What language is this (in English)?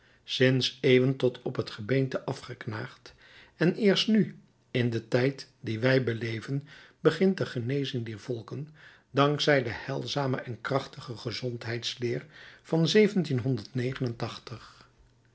Dutch